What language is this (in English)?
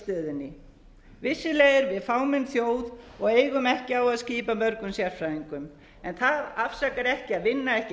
Icelandic